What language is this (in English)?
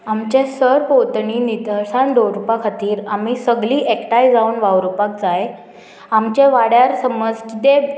Konkani